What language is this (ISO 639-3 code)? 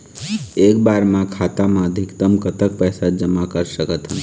hne